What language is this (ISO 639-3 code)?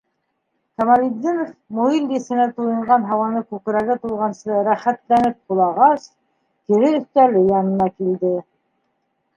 bak